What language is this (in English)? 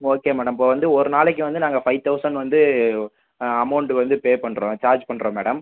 Tamil